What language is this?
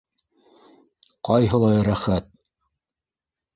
Bashkir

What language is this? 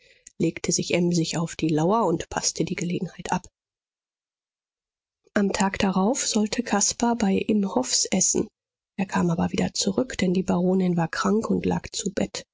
German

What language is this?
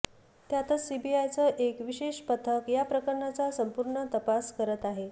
Marathi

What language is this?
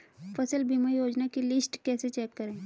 Hindi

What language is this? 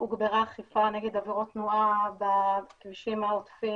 Hebrew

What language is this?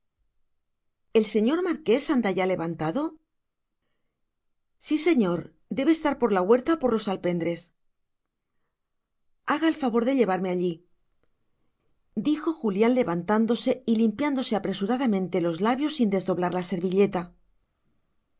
Spanish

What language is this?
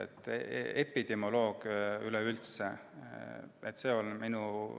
Estonian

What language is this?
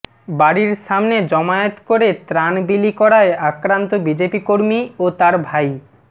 Bangla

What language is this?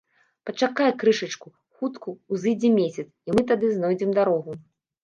Belarusian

